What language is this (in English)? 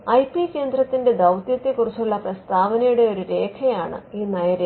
Malayalam